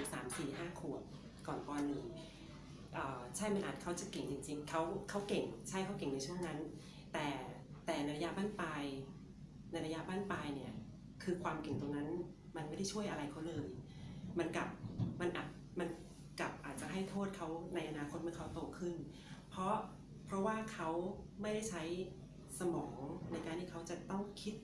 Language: Thai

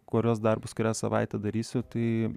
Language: Lithuanian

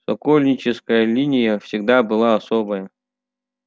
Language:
Russian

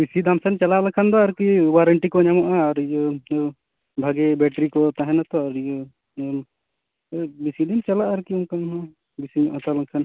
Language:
Santali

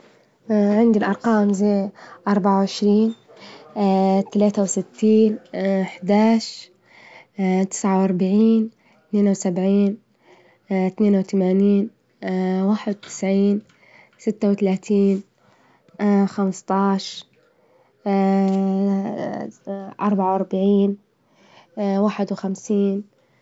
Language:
Libyan Arabic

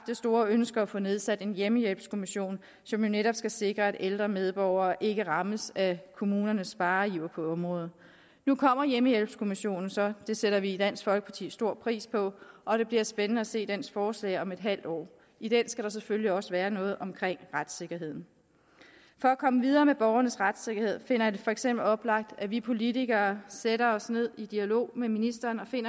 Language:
Danish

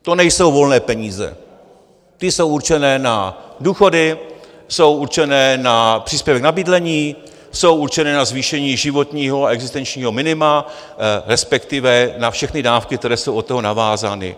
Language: Czech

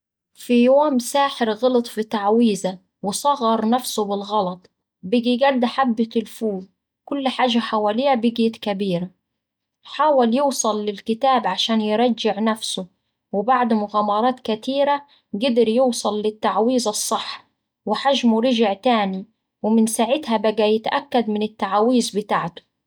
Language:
Saidi Arabic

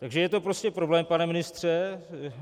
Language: Czech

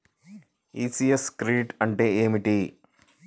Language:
Telugu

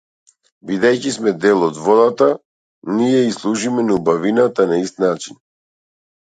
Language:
Macedonian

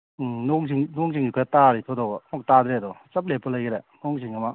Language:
Manipuri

